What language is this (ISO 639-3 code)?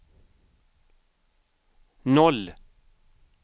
swe